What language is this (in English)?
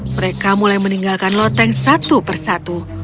Indonesian